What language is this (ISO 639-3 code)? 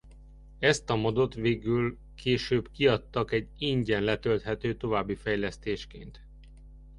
hun